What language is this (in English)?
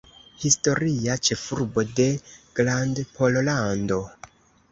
Esperanto